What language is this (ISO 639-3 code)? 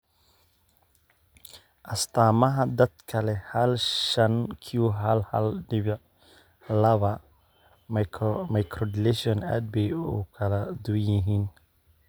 som